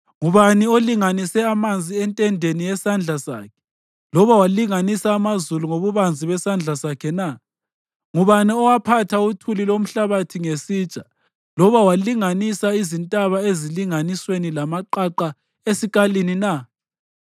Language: North Ndebele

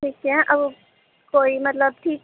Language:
Urdu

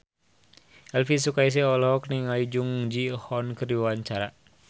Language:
Sundanese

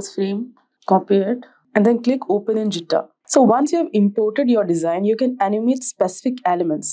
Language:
English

